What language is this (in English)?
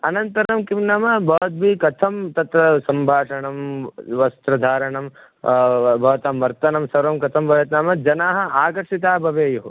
Sanskrit